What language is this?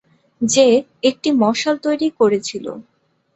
Bangla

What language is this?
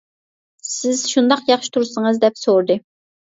Uyghur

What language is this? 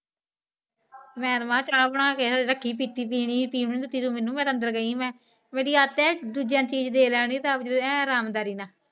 Punjabi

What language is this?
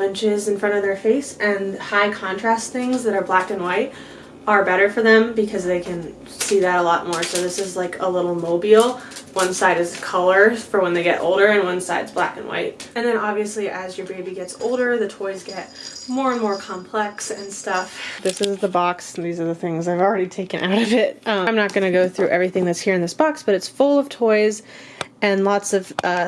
English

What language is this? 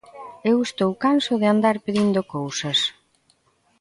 Galician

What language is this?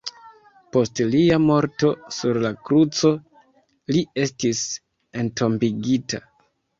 Esperanto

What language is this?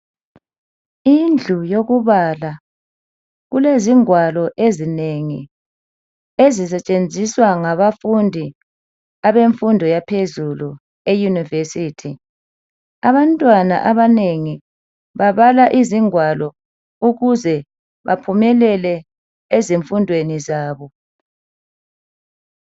North Ndebele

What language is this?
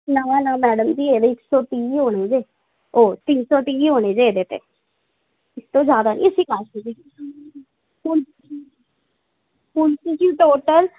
Punjabi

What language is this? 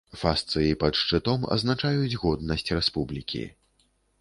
Belarusian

